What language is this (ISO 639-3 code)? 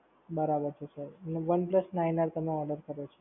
guj